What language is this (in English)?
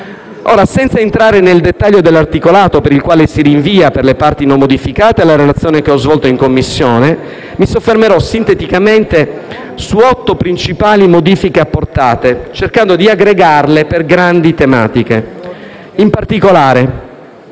Italian